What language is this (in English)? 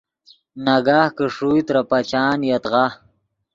Yidgha